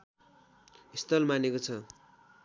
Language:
Nepali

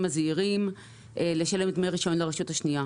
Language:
Hebrew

